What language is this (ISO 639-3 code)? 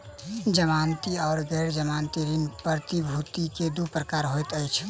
mai